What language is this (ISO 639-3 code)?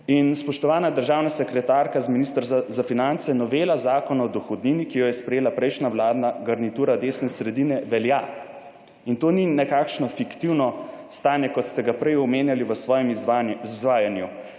slv